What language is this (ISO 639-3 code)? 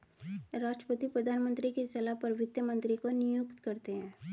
hin